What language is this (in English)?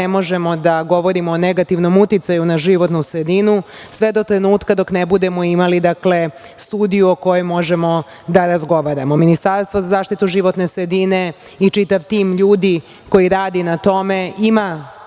Serbian